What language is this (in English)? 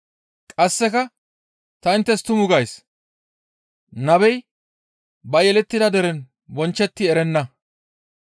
Gamo